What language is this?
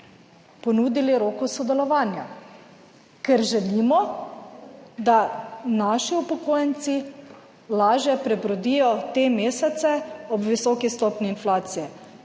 Slovenian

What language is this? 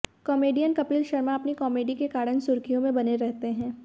Hindi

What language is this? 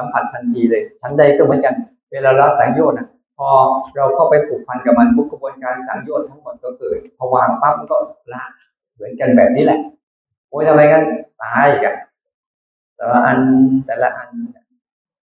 Thai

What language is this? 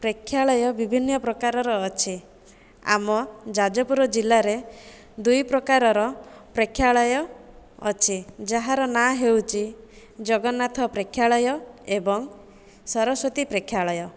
Odia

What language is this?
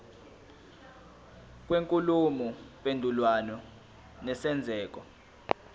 Zulu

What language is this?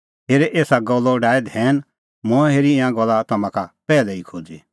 Kullu Pahari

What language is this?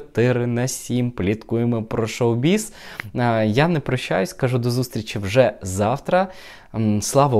Ukrainian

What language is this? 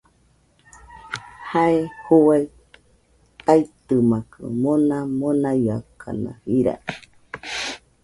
Nüpode Huitoto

